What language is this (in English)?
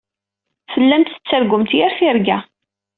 Kabyle